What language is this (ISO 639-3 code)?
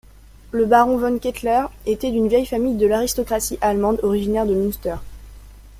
fra